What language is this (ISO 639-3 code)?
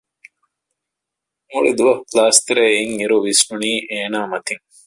div